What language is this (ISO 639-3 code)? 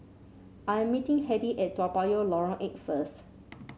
eng